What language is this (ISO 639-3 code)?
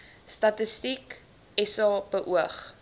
afr